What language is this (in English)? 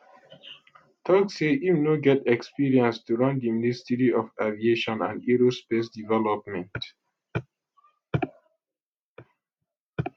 Nigerian Pidgin